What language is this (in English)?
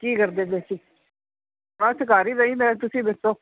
Punjabi